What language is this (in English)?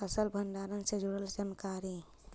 Magahi